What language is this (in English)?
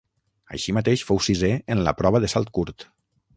Catalan